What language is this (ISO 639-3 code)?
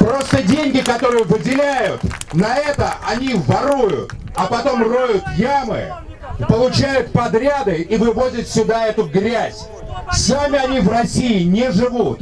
rus